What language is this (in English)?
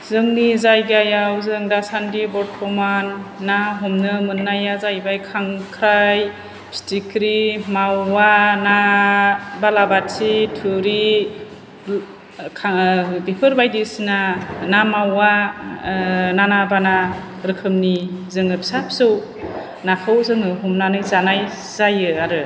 Bodo